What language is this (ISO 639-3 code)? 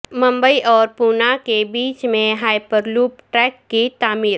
urd